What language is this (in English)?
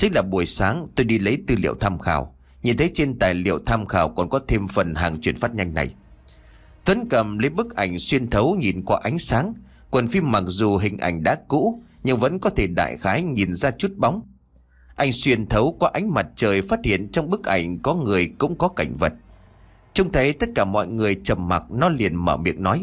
Vietnamese